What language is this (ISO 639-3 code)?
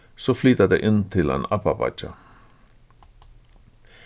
fao